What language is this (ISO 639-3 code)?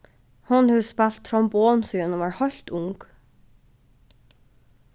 fao